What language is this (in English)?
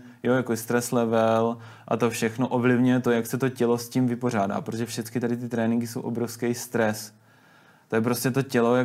Czech